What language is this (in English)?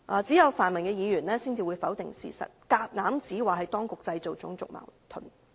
Cantonese